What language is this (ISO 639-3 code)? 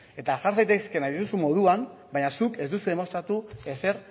eus